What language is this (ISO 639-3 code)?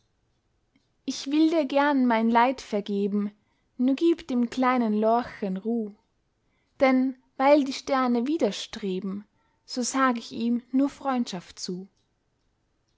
deu